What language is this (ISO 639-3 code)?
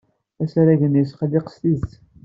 kab